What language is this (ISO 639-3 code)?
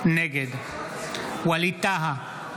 heb